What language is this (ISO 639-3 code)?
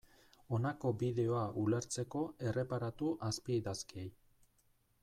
eus